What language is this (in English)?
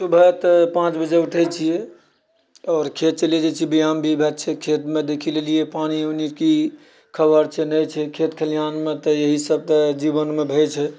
Maithili